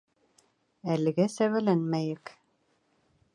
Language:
Bashkir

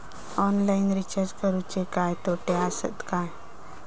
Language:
Marathi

